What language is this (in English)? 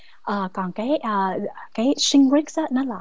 Vietnamese